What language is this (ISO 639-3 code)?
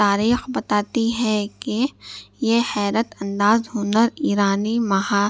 urd